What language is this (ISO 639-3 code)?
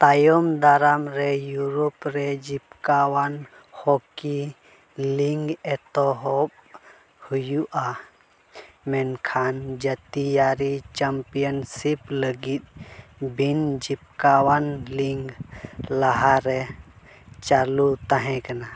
sat